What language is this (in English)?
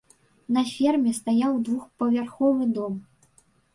Belarusian